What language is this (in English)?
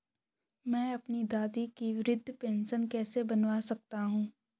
Hindi